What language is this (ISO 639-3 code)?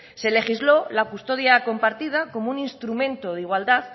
spa